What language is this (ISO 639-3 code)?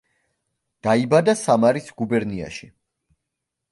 kat